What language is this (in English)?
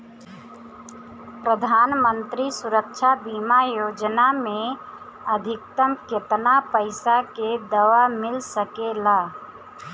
Bhojpuri